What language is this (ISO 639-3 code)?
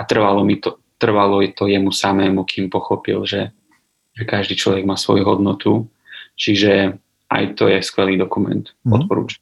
slk